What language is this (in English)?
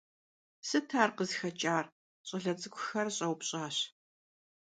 Kabardian